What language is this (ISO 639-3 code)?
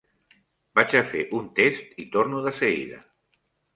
cat